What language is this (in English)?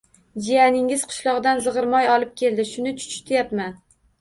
Uzbek